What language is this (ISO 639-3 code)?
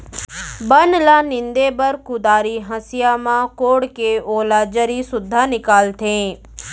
hne